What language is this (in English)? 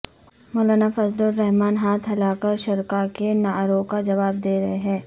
Urdu